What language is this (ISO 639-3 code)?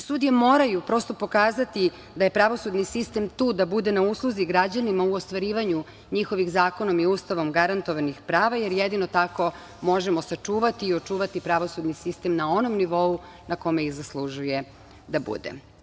srp